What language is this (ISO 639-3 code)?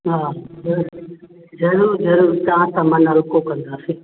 snd